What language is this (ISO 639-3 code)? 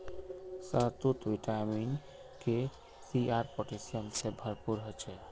mag